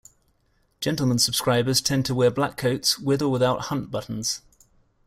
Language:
English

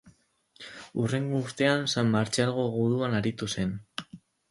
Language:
Basque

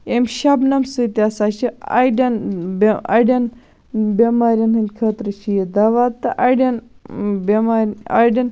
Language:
Kashmiri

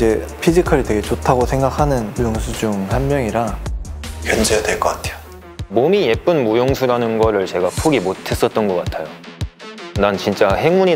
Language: Korean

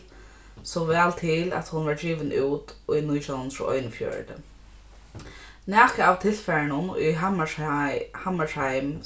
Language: Faroese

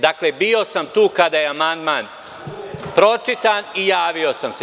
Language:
Serbian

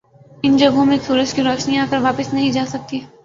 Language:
Urdu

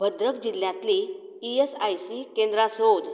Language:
Konkani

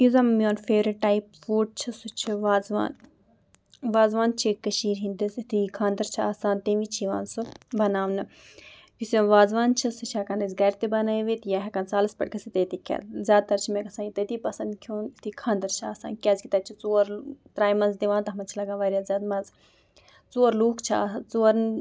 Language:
Kashmiri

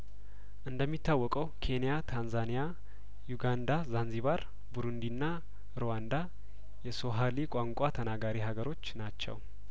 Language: Amharic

